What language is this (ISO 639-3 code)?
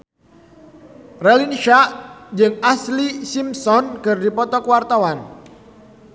sun